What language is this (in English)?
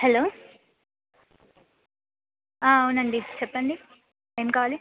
Telugu